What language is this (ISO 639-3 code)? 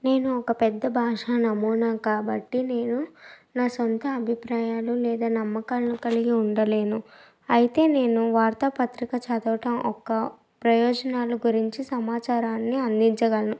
tel